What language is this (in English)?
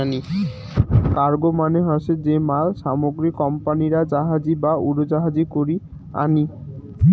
Bangla